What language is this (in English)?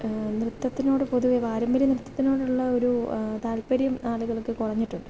Malayalam